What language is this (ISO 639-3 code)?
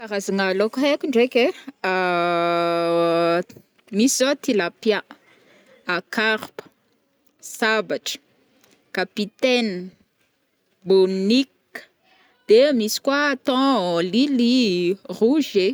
bmm